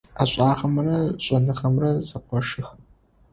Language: Adyghe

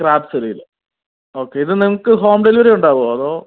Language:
Malayalam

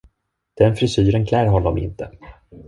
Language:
Swedish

